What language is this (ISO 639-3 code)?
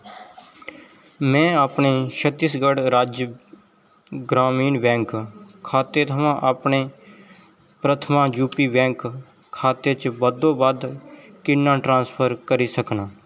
doi